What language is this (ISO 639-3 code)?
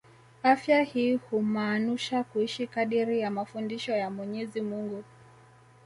swa